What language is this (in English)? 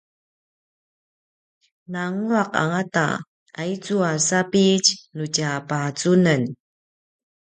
Paiwan